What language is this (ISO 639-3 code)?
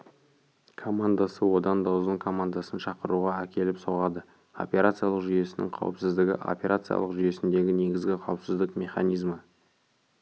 kaz